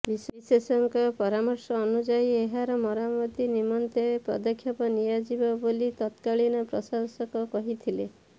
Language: Odia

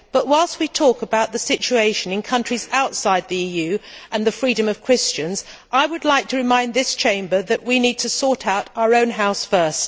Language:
English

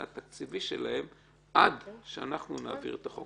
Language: Hebrew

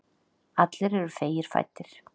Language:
Icelandic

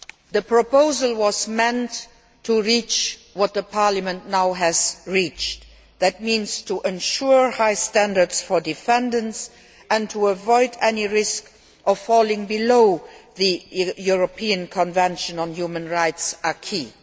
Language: English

